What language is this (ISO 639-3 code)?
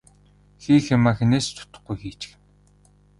mon